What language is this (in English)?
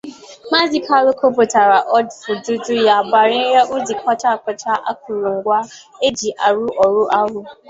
Igbo